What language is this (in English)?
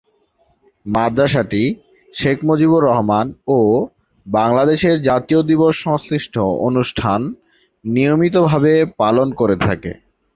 Bangla